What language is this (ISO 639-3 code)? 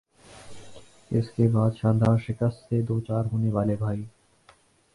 urd